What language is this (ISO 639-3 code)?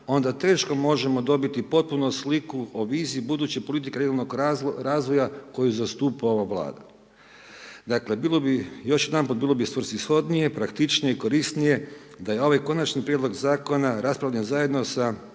hrv